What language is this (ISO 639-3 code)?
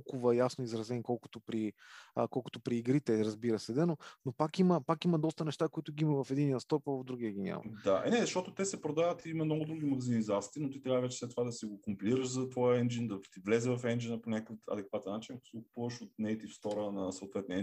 bul